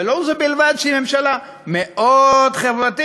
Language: Hebrew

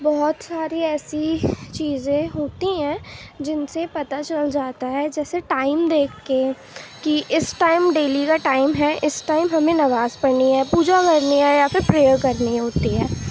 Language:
Urdu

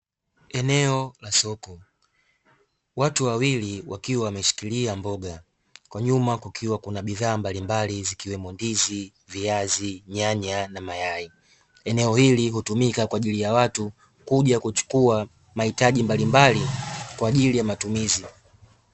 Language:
Swahili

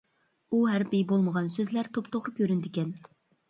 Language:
Uyghur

